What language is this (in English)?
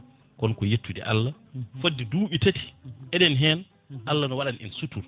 Fula